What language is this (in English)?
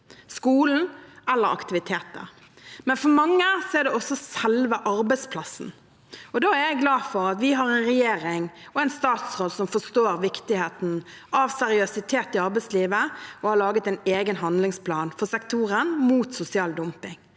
Norwegian